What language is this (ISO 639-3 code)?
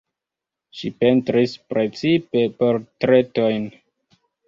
epo